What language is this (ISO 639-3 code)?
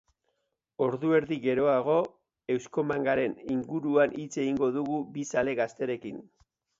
eus